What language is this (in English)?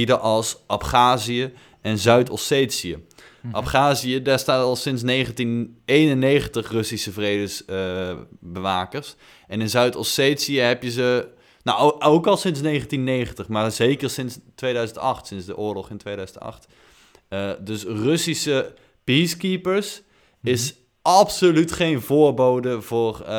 Dutch